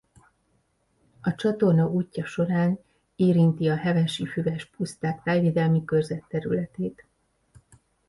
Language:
Hungarian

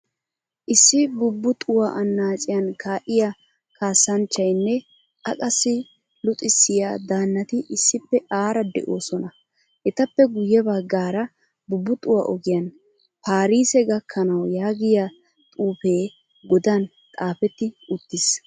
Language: Wolaytta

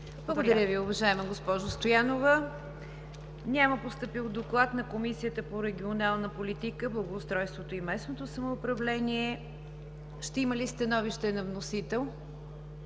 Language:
Bulgarian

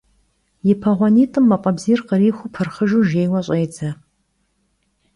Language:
Kabardian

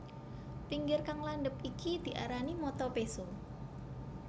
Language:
Javanese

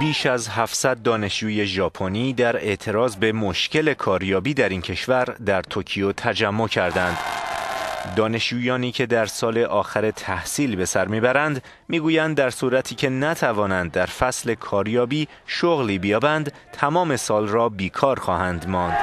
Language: Persian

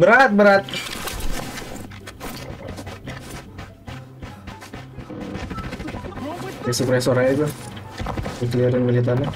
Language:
Indonesian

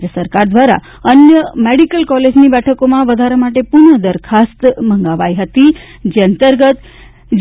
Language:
Gujarati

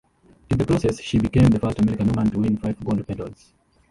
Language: English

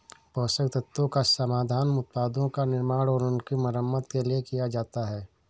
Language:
Hindi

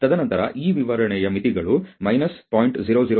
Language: Kannada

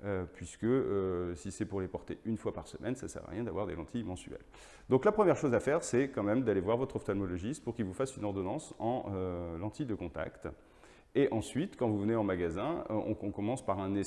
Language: French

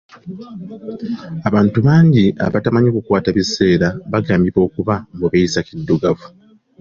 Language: Ganda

